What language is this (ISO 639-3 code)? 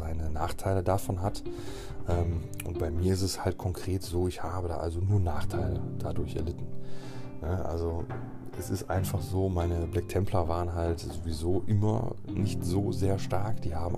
deu